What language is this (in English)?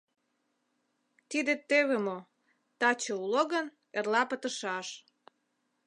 Mari